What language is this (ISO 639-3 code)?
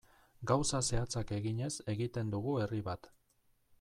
eus